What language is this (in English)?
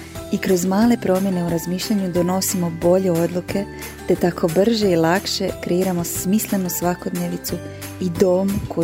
Croatian